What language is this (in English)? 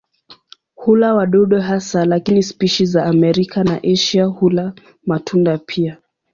Swahili